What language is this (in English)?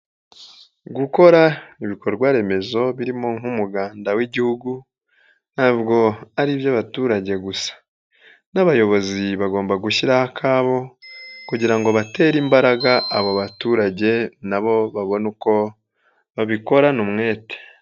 Kinyarwanda